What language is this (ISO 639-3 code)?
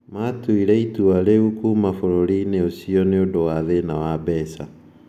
kik